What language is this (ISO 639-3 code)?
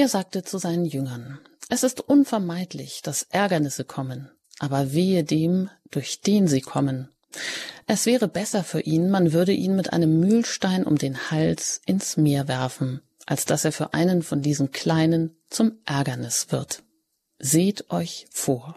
deu